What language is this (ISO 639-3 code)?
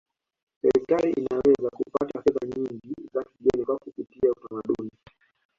swa